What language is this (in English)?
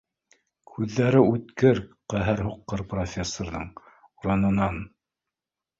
Bashkir